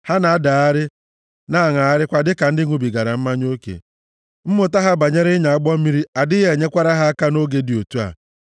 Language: Igbo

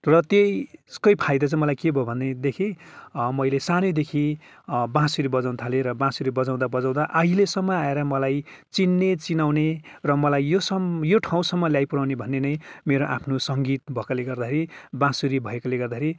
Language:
Nepali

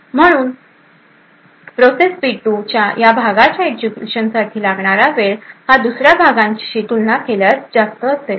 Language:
Marathi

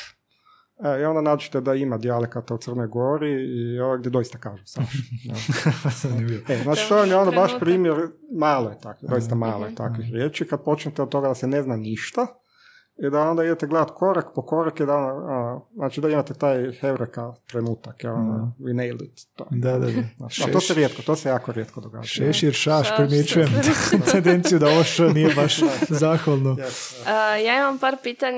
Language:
Croatian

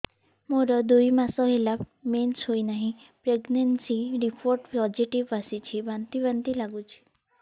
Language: Odia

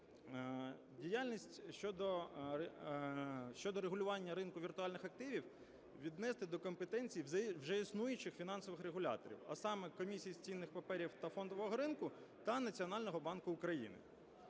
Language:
Ukrainian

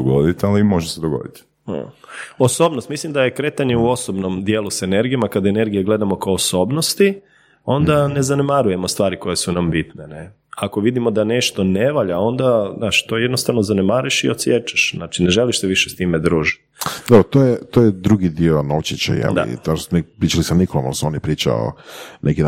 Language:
Croatian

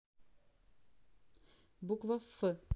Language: Russian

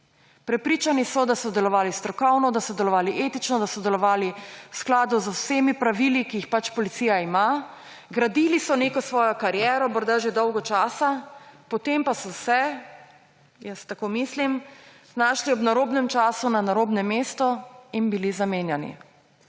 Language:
Slovenian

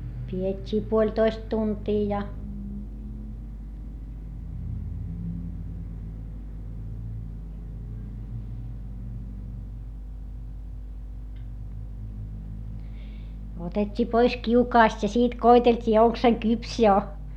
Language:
Finnish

